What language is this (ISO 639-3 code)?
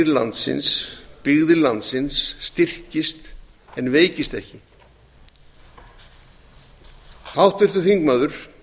isl